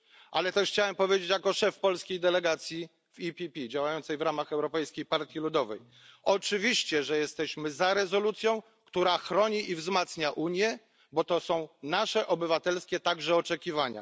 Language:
Polish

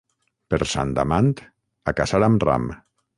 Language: Catalan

